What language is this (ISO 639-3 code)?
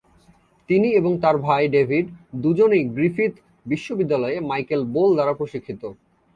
ben